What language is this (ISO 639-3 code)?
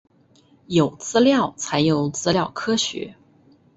zho